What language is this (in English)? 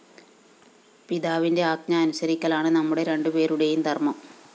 Malayalam